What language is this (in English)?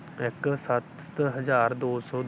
Punjabi